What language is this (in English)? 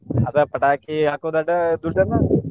Kannada